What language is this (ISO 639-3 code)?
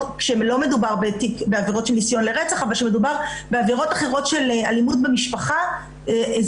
heb